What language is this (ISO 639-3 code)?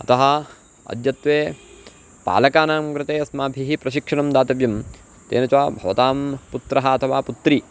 san